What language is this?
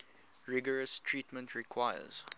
English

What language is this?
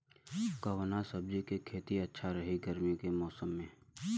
Bhojpuri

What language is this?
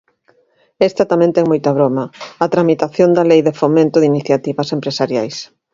Galician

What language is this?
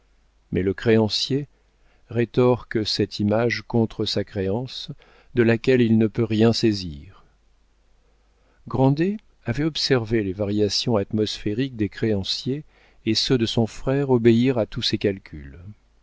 French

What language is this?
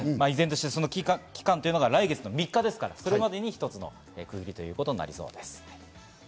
Japanese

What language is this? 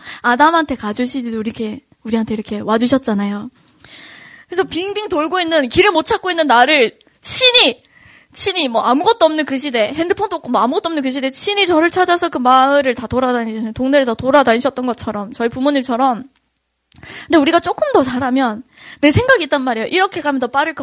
Korean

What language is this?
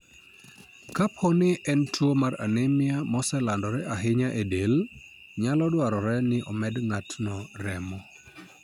Luo (Kenya and Tanzania)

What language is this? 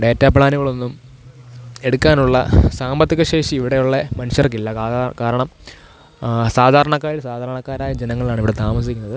Malayalam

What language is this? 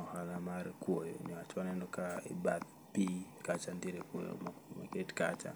Luo (Kenya and Tanzania)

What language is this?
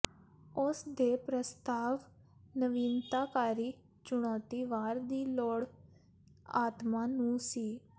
Punjabi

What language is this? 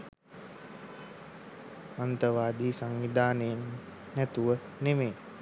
Sinhala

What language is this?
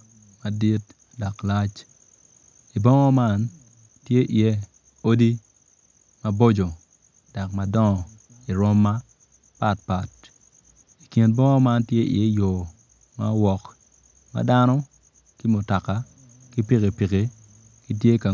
Acoli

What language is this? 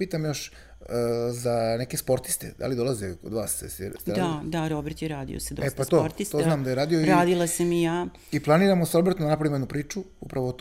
Croatian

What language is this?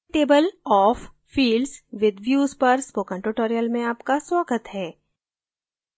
Hindi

